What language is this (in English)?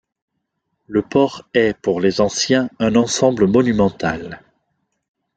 French